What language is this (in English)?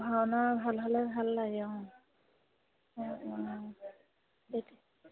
Assamese